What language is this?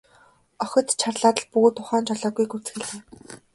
Mongolian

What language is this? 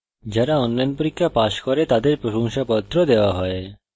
Bangla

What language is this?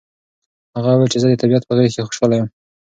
Pashto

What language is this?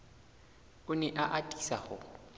Southern Sotho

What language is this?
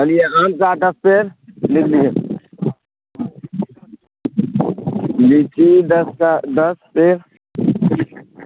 Urdu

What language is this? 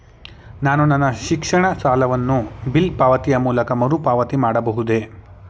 Kannada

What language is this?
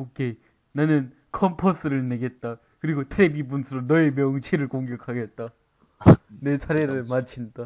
Korean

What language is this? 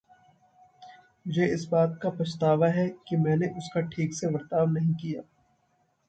Hindi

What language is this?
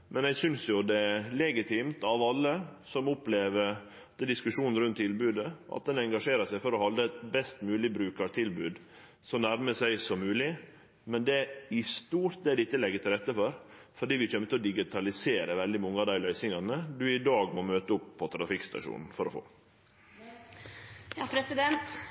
Norwegian Nynorsk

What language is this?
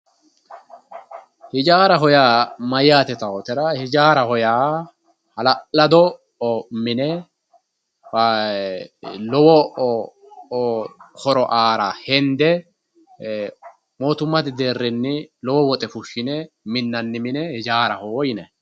Sidamo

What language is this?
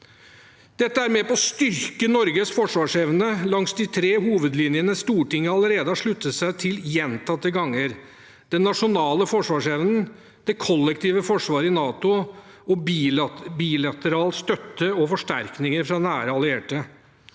Norwegian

